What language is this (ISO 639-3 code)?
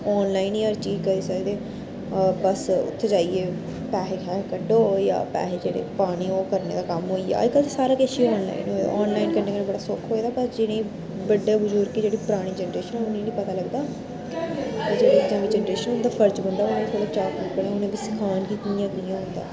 doi